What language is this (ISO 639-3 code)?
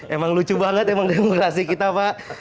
ind